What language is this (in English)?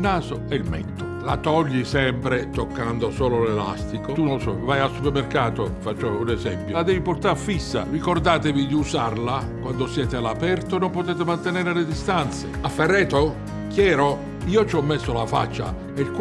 Italian